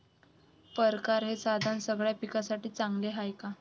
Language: Marathi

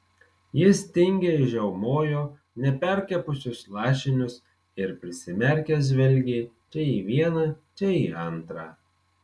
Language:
Lithuanian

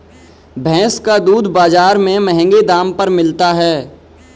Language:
Hindi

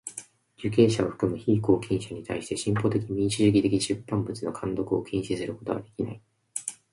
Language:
Japanese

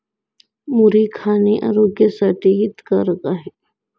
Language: Marathi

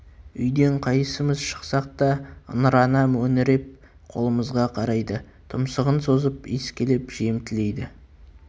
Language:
Kazakh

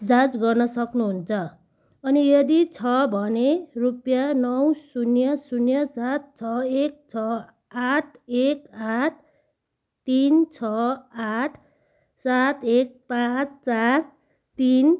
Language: Nepali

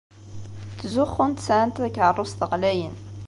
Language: Kabyle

